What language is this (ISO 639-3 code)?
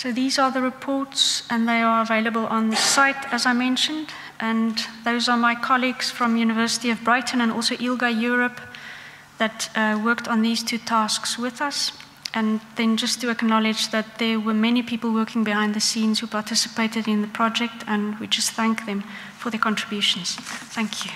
eng